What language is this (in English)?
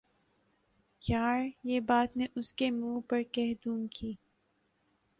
Urdu